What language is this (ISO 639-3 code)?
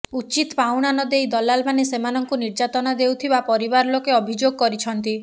ori